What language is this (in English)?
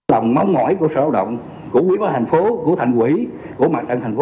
Vietnamese